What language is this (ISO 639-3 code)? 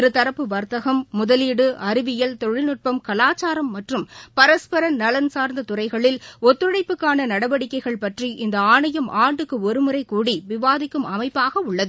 tam